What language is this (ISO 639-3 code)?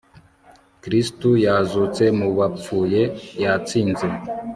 kin